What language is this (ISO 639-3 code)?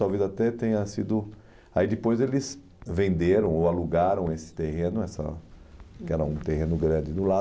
por